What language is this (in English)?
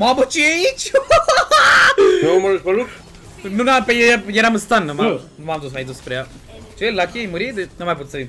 Romanian